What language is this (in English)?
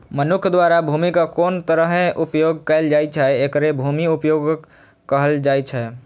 Maithili